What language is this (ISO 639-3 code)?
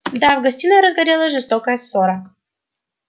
rus